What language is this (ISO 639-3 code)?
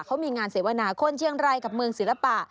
tha